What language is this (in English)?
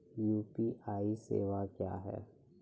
Maithili